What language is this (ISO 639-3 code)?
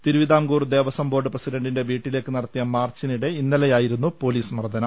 mal